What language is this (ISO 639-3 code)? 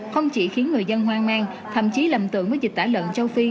vie